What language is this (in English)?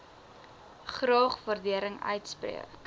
Afrikaans